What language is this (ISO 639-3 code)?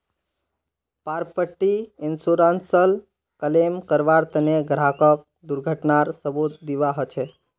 mag